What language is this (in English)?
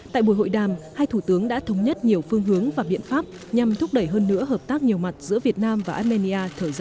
Vietnamese